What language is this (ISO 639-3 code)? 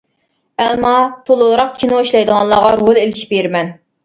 uig